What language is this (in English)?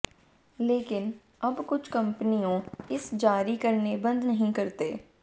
Hindi